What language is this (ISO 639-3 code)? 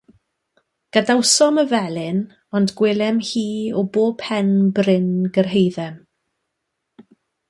cym